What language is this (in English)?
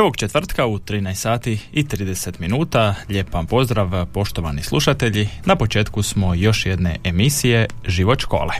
Croatian